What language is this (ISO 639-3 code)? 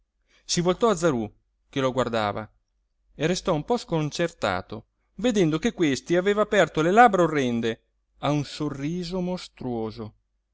ita